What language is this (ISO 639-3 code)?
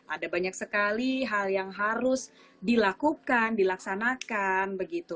ind